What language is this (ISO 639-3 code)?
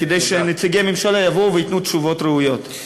heb